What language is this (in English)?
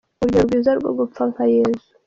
Kinyarwanda